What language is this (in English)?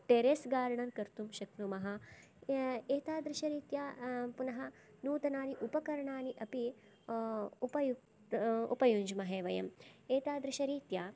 Sanskrit